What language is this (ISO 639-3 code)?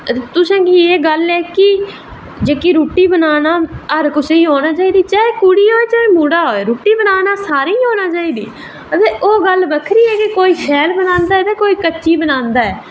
doi